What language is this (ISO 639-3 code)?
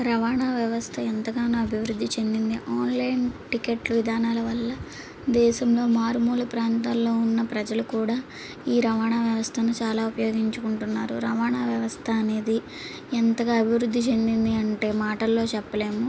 tel